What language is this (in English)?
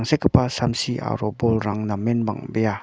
Garo